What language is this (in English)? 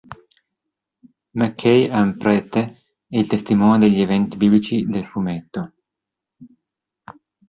Italian